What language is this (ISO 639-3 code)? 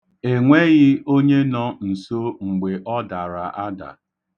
ibo